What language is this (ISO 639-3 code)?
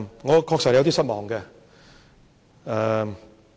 yue